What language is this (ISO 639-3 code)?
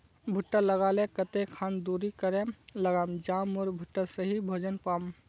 mag